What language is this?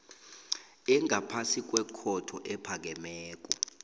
South Ndebele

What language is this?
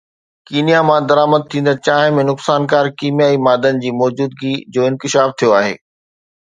Sindhi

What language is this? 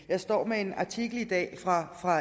Danish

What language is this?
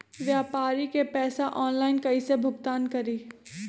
Magahi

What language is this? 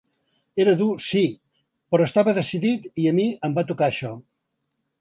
Catalan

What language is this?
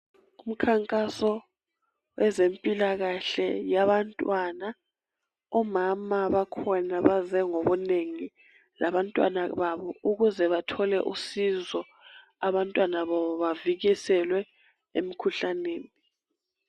North Ndebele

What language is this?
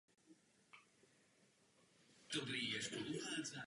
Czech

